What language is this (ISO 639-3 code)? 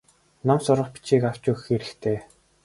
mon